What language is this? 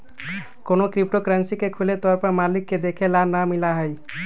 Magahi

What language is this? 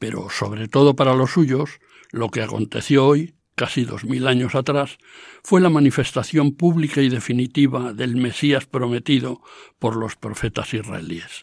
Spanish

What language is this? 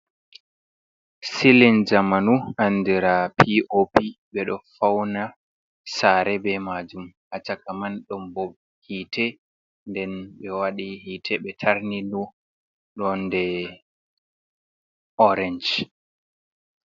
Fula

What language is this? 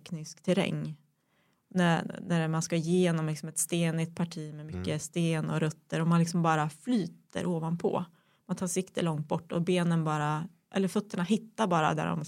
Swedish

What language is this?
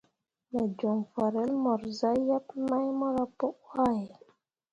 Mundang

